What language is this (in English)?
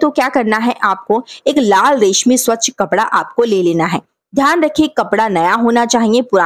Hindi